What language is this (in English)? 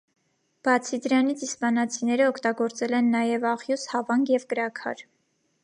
Armenian